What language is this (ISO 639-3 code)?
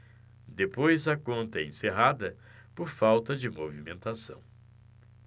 por